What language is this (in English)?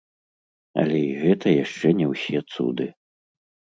Belarusian